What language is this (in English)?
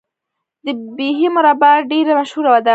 Pashto